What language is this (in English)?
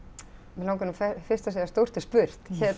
Icelandic